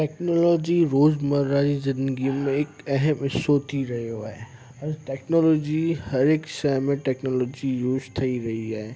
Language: Sindhi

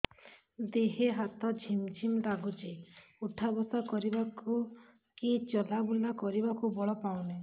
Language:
Odia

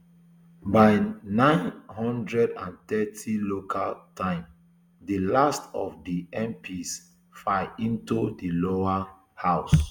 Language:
Nigerian Pidgin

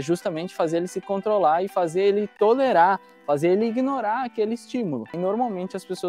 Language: Portuguese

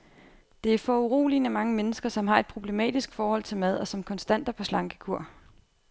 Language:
Danish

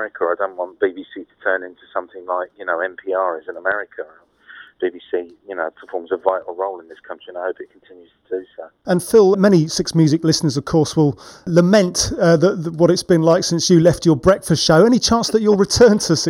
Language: English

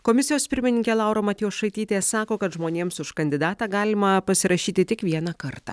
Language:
Lithuanian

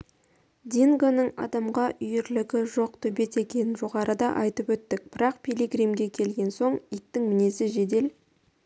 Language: Kazakh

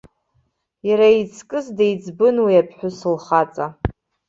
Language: Abkhazian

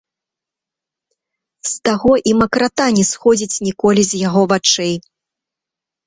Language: Belarusian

